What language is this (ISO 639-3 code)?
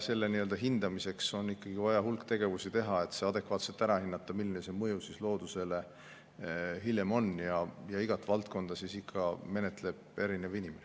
est